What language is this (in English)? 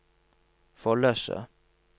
Norwegian